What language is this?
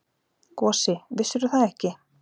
Icelandic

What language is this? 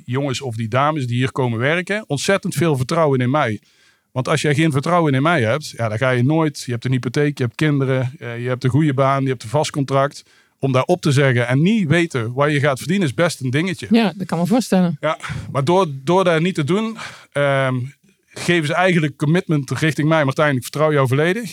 Dutch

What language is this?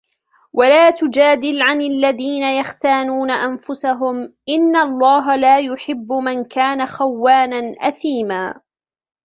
Arabic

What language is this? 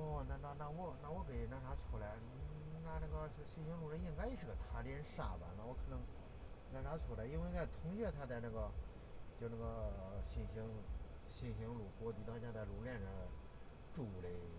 Chinese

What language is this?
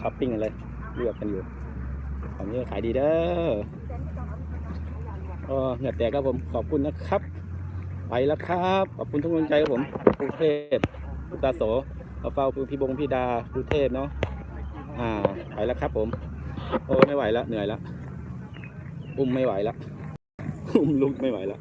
Thai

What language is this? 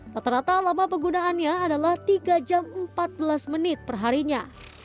Indonesian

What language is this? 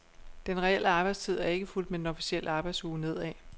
Danish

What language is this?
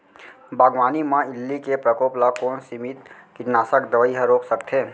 Chhattisgarhi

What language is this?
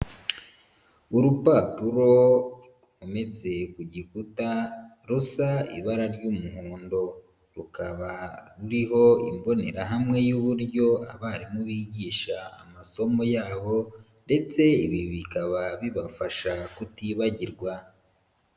Kinyarwanda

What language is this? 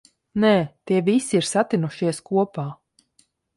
Latvian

